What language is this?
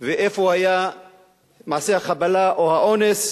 Hebrew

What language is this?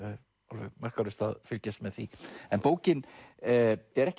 Icelandic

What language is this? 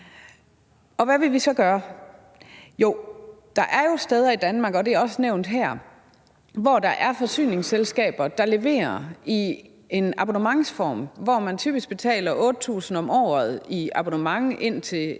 Danish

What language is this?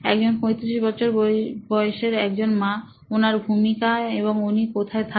Bangla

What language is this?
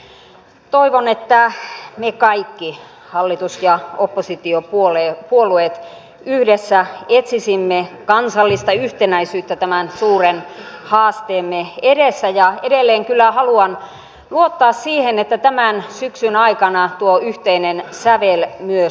Finnish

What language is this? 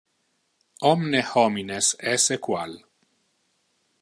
Interlingua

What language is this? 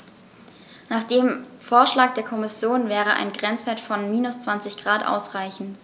German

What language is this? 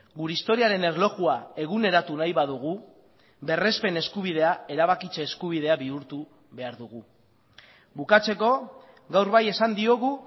Basque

